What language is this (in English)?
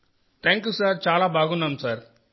Telugu